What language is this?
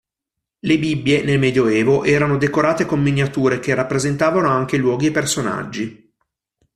Italian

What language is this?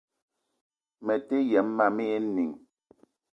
Eton (Cameroon)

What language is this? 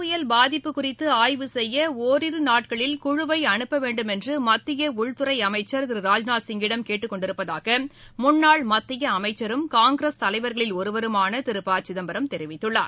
Tamil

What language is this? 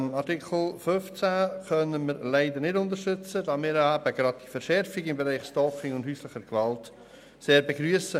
Swiss German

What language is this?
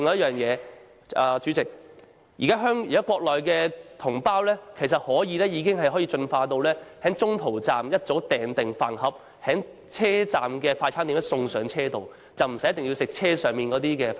Cantonese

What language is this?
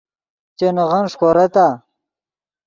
Yidgha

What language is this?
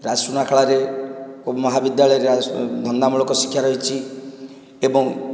Odia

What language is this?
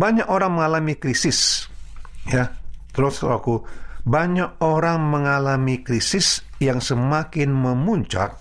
Indonesian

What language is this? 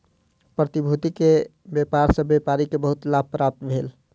Maithili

